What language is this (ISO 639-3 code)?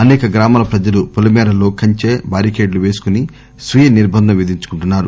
tel